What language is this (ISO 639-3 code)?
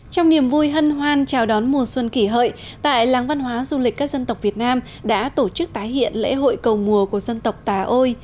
vie